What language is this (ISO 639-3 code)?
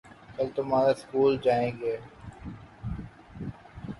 urd